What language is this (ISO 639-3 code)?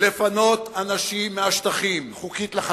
heb